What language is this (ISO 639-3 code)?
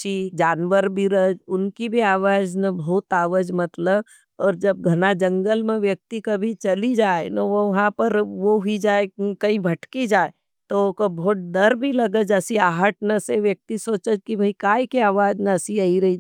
noe